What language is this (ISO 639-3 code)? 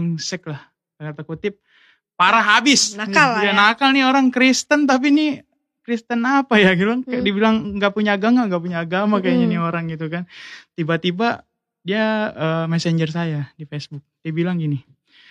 ind